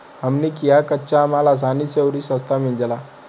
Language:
Bhojpuri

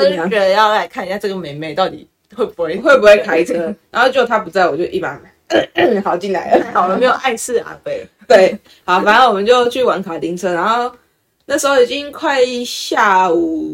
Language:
Chinese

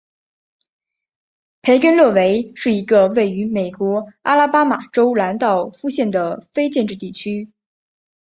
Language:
Chinese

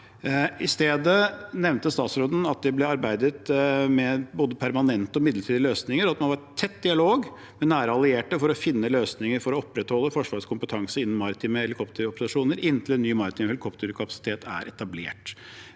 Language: Norwegian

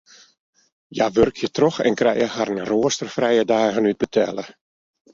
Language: Western Frisian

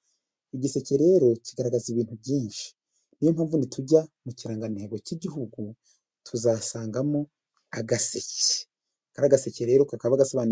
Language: Kinyarwanda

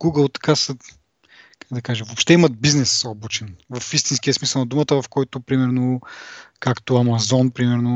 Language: Bulgarian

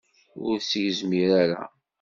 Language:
Kabyle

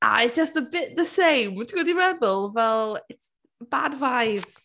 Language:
Welsh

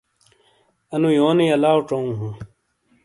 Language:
Shina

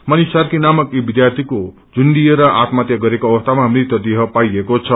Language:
Nepali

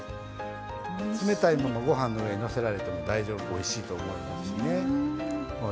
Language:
Japanese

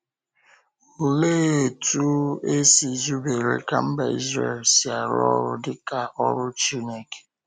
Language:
Igbo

